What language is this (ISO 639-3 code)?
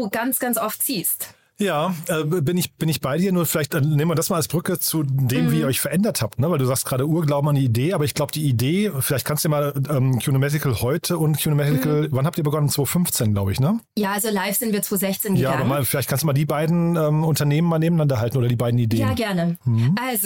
deu